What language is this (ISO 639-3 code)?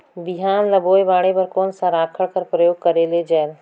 hne